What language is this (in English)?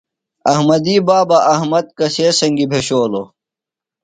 Phalura